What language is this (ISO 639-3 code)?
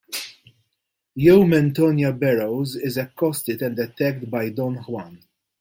eng